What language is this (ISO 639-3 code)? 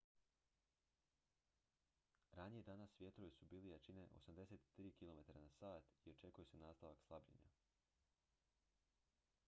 hrv